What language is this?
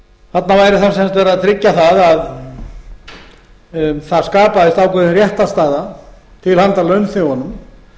Icelandic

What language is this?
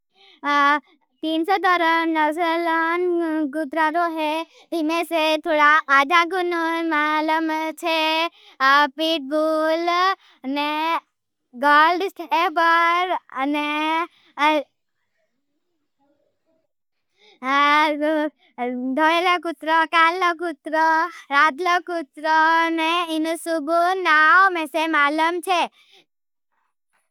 Bhili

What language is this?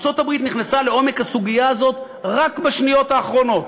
Hebrew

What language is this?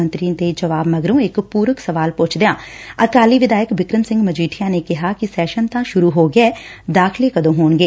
Punjabi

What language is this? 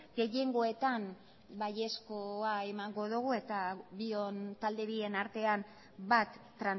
Basque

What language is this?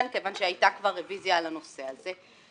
Hebrew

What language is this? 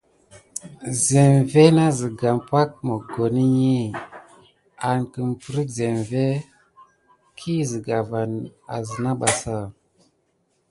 Gidar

